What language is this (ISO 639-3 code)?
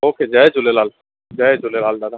snd